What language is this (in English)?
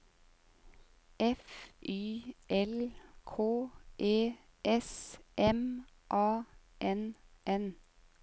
Norwegian